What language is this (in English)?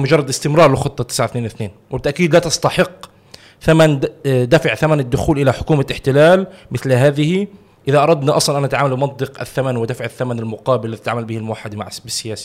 Arabic